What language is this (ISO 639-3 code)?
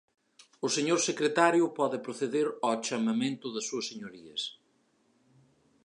glg